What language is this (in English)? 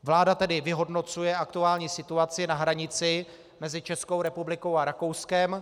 Czech